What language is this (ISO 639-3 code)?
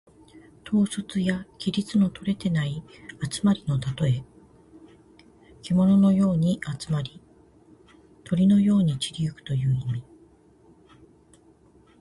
jpn